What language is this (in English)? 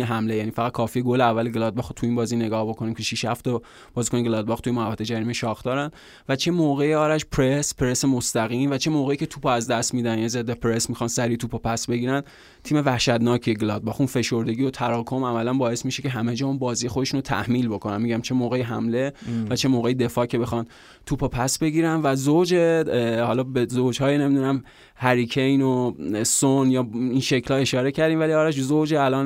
Persian